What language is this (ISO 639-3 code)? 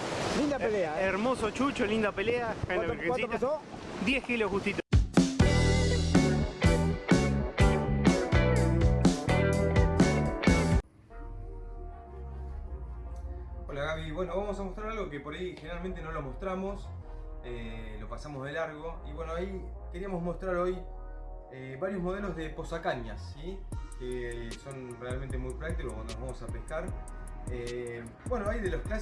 spa